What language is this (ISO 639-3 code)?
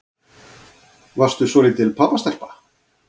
isl